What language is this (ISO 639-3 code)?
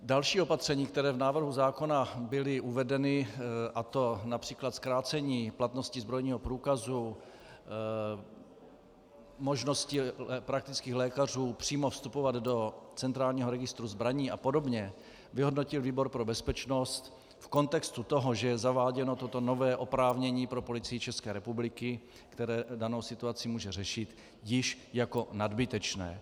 ces